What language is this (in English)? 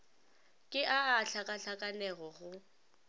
Northern Sotho